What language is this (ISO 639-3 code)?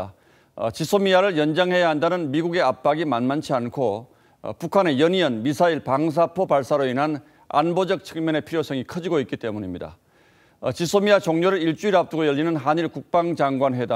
kor